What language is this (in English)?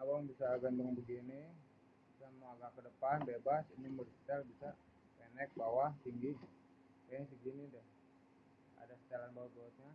Indonesian